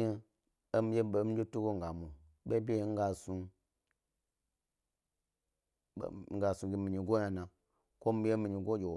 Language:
Gbari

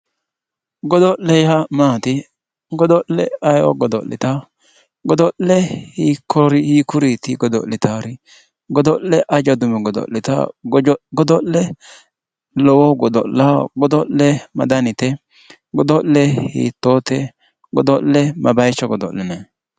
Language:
Sidamo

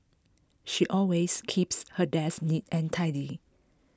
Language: English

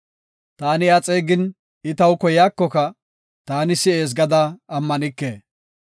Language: Gofa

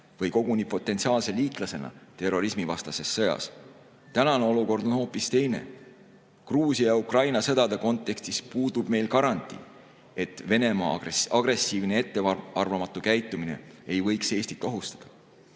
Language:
Estonian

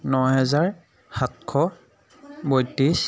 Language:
Assamese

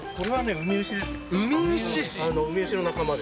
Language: Japanese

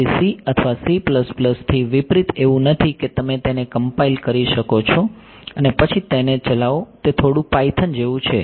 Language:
Gujarati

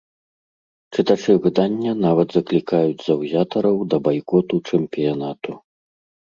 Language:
Belarusian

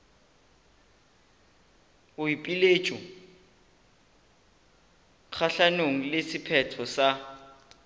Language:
Northern Sotho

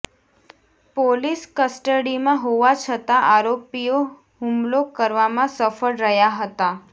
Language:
Gujarati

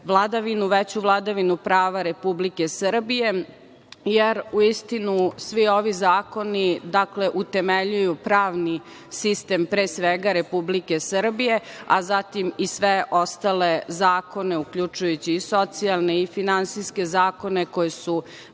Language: Serbian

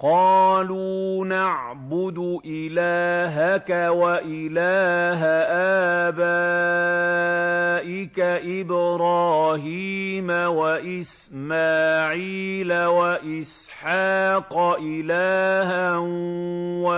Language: Arabic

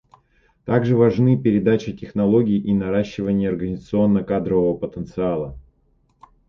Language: Russian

